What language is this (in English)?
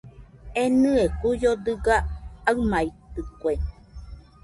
Nüpode Huitoto